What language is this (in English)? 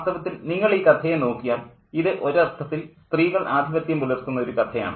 Malayalam